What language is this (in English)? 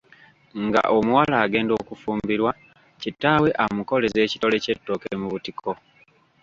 Ganda